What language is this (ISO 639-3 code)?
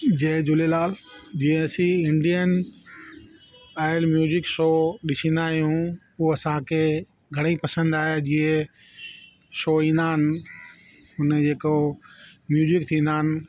snd